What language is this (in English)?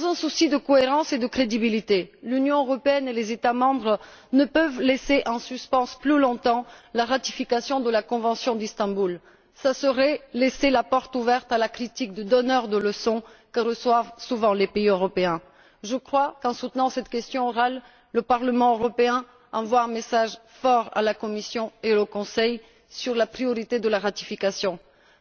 French